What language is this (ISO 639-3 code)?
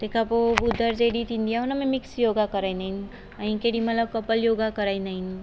snd